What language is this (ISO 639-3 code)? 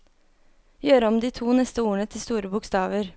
nor